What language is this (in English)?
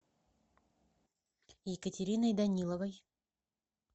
Russian